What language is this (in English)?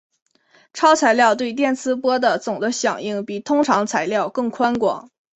Chinese